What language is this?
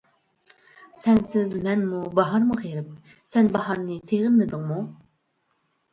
Uyghur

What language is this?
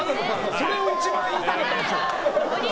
Japanese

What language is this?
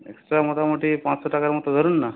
Bangla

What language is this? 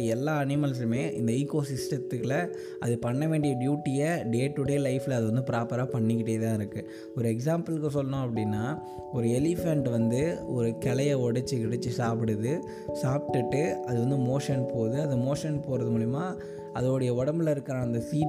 Tamil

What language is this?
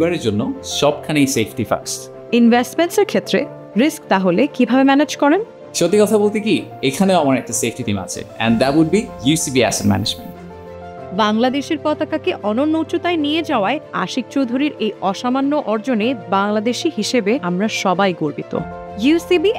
Bangla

